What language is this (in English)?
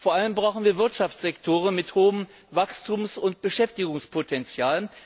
German